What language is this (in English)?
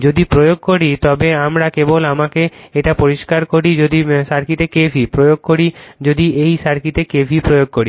Bangla